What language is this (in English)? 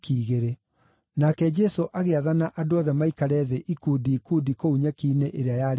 Kikuyu